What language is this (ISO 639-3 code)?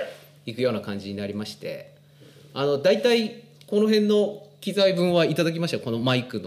jpn